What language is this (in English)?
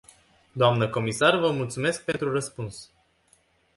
Romanian